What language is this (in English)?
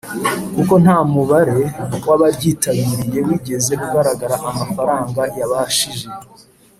Kinyarwanda